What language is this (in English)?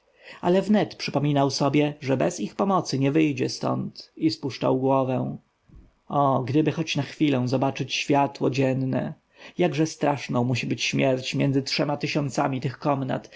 Polish